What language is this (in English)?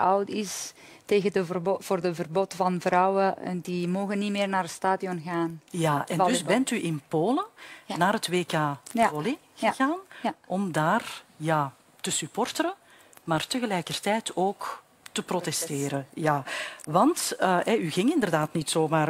Dutch